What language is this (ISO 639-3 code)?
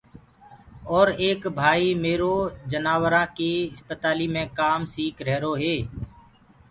ggg